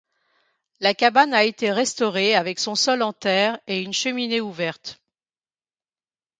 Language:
French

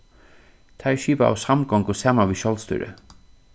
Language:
Faroese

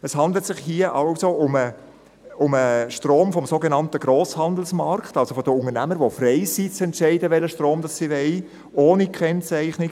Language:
Swiss German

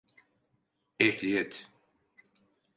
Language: Turkish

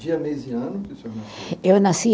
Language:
Portuguese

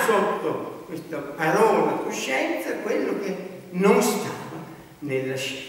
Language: Italian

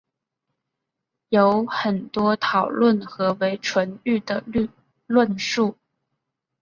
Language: Chinese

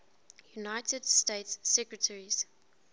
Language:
English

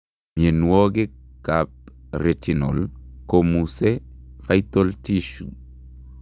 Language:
Kalenjin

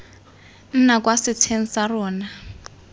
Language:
Tswana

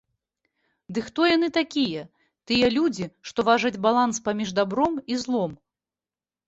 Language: Belarusian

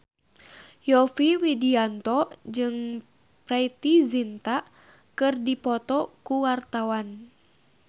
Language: Sundanese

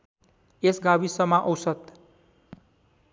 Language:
Nepali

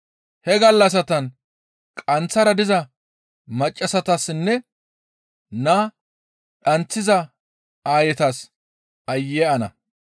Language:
Gamo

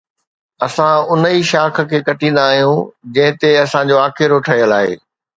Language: Sindhi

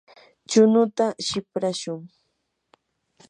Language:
Yanahuanca Pasco Quechua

